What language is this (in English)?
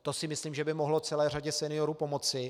Czech